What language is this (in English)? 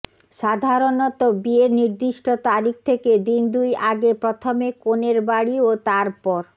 Bangla